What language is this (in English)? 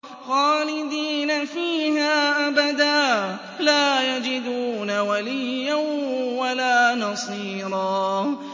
Arabic